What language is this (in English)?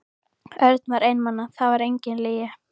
Icelandic